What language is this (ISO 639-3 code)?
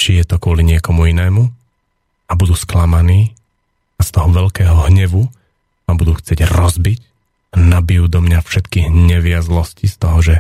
slk